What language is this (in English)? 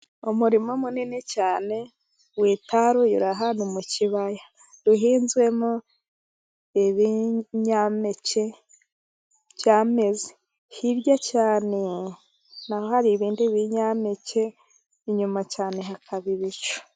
Kinyarwanda